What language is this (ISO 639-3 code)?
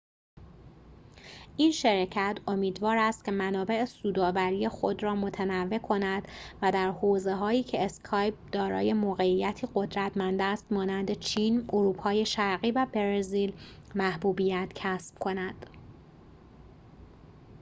fas